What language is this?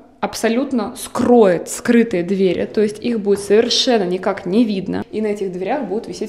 Russian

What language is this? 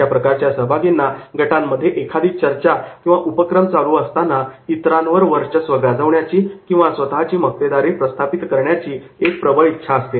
Marathi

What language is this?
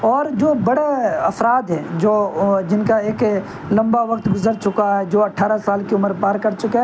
Urdu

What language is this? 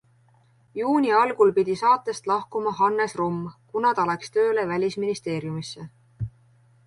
Estonian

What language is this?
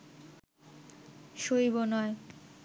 Bangla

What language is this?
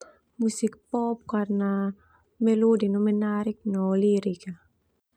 Termanu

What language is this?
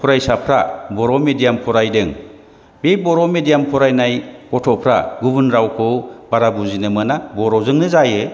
Bodo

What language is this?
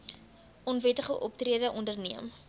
Afrikaans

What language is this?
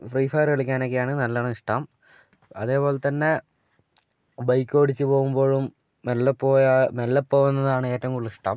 Malayalam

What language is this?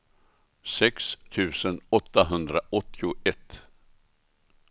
Swedish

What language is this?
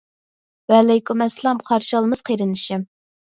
Uyghur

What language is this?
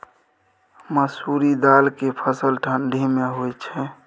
Maithili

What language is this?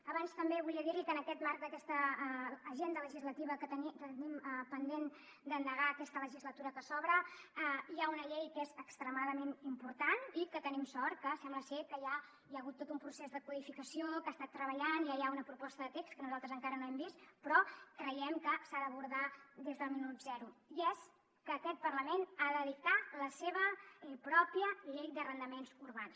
Catalan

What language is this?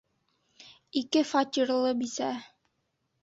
Bashkir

